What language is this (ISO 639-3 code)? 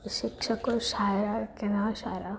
guj